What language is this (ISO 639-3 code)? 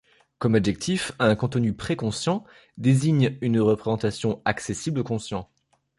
fra